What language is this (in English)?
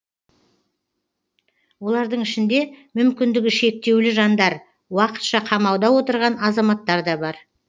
Kazakh